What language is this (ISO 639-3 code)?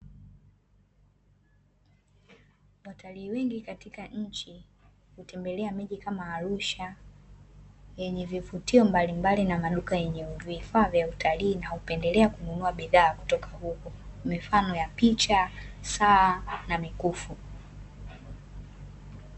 swa